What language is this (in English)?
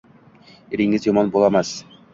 Uzbek